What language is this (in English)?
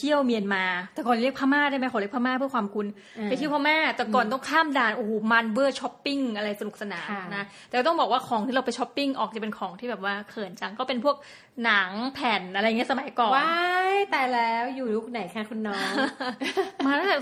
Thai